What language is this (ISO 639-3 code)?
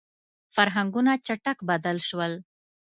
pus